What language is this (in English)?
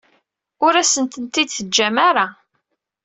Kabyle